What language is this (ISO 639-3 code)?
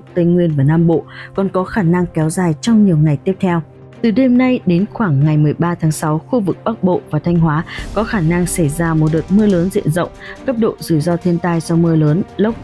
vie